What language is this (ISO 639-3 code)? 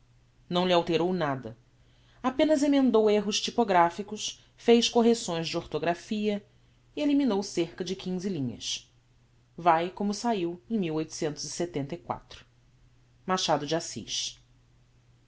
por